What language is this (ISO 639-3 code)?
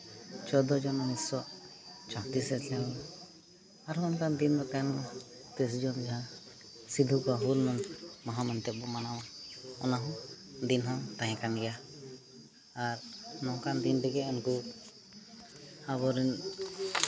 sat